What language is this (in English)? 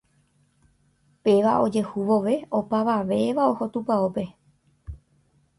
Guarani